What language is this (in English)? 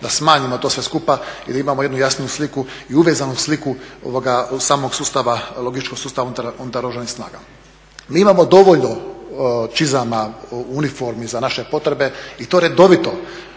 Croatian